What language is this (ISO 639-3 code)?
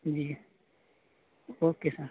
urd